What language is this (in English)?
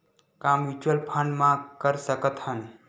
Chhattisgarhi